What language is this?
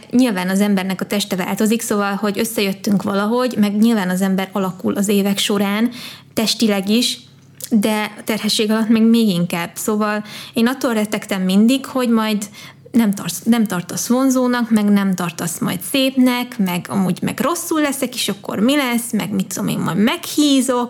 Hungarian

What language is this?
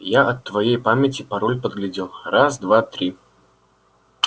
Russian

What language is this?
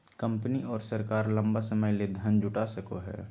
Magahi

